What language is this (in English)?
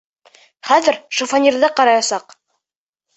Bashkir